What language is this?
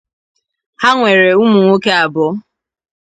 Igbo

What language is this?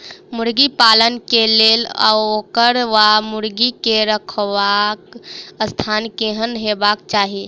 Maithili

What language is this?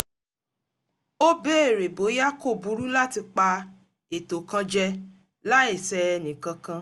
Yoruba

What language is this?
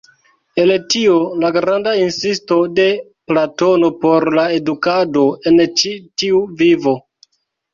Esperanto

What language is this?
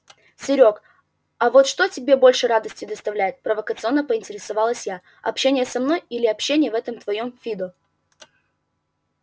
Russian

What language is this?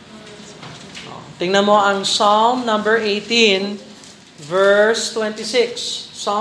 Filipino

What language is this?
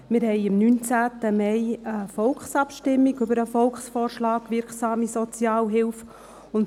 Swiss German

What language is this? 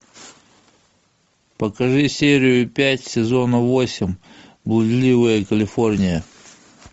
Russian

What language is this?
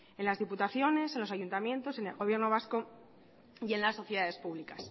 Spanish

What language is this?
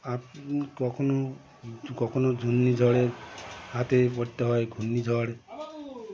Bangla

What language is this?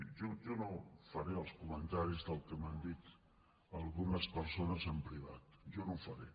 Catalan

